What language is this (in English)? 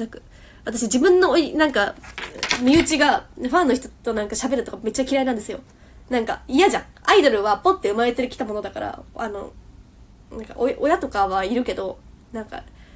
Japanese